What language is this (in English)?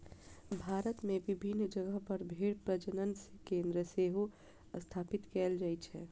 Maithili